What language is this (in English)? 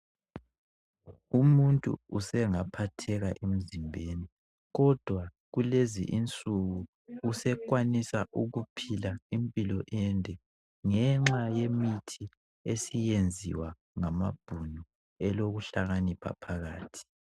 North Ndebele